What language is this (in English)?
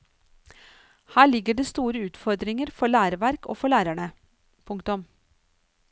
Norwegian